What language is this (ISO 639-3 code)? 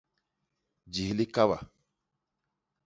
bas